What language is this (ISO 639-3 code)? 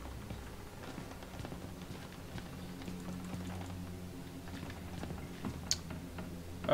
ces